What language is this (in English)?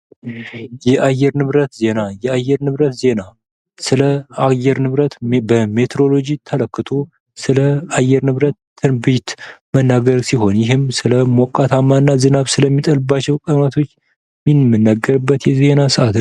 Amharic